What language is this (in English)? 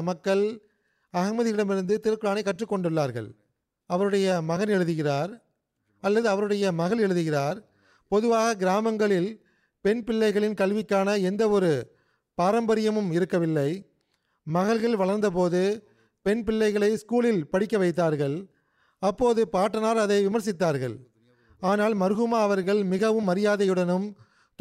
Tamil